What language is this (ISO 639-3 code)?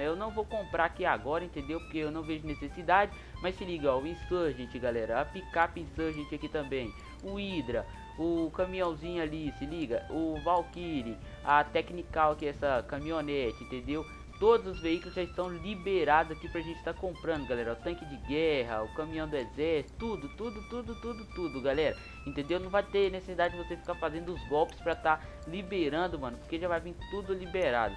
por